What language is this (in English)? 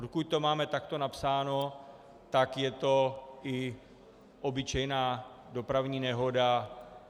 Czech